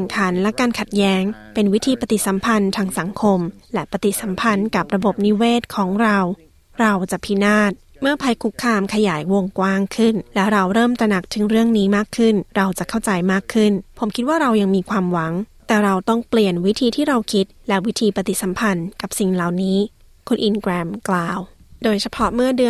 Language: Thai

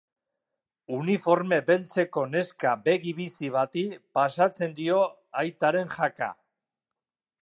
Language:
Basque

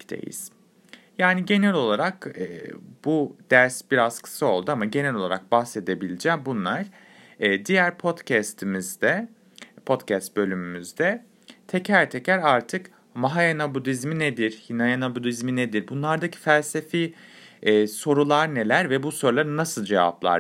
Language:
Turkish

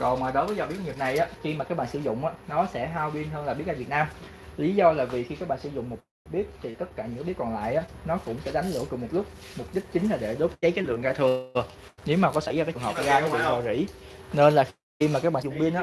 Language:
Vietnamese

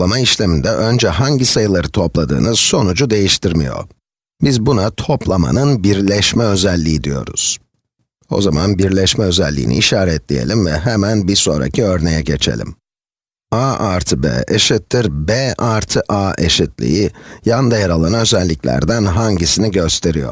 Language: Turkish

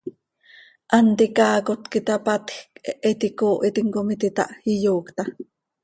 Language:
Seri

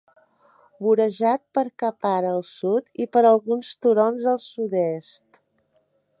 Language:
Catalan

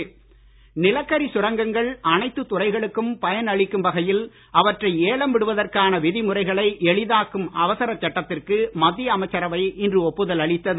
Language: Tamil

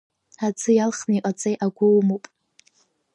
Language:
Abkhazian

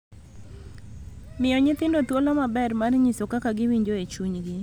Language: Luo (Kenya and Tanzania)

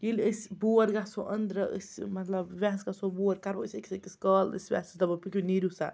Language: Kashmiri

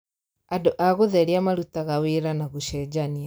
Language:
Kikuyu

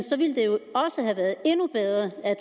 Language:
Danish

